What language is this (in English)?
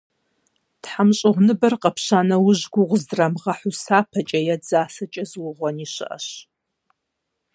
Kabardian